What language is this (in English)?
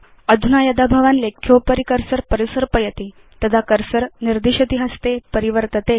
Sanskrit